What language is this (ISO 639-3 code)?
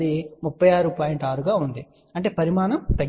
tel